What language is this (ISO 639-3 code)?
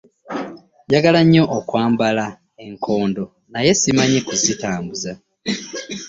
lug